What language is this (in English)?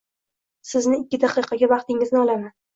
Uzbek